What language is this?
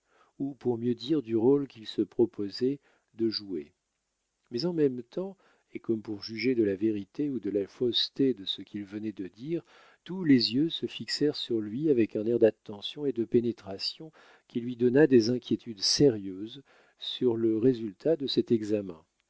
French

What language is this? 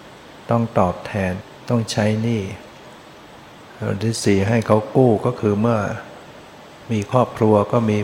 Thai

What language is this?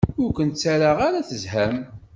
Kabyle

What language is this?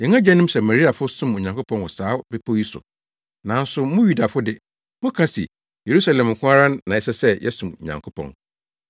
Akan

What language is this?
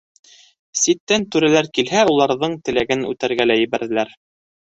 Bashkir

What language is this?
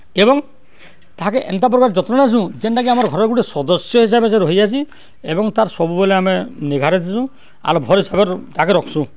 Odia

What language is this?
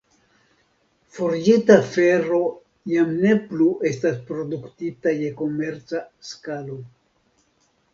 Esperanto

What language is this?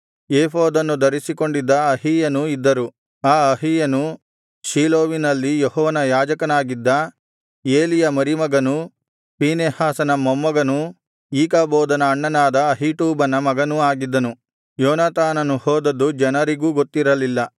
Kannada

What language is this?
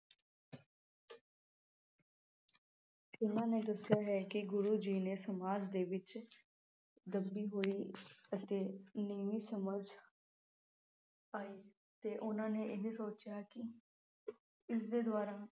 Punjabi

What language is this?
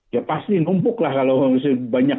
Indonesian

